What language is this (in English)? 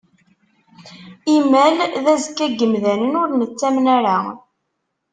Kabyle